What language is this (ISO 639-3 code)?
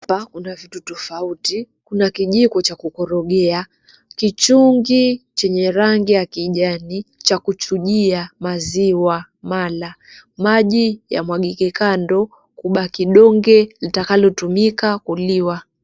swa